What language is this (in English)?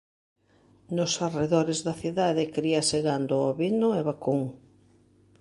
Galician